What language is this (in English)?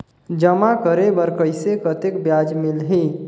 Chhattisgarhi